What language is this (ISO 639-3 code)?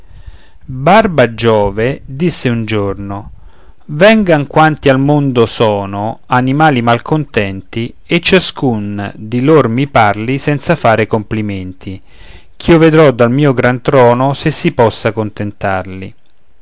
ita